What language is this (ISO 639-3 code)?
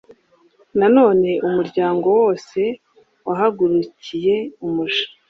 kin